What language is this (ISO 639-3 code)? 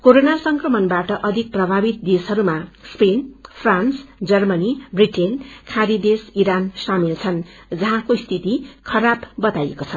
nep